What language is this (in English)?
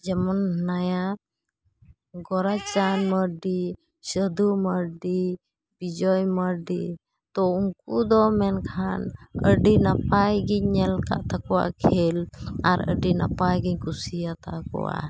Santali